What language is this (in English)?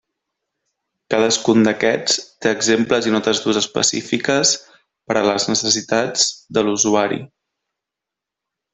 Catalan